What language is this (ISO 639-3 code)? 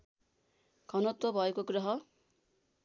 nep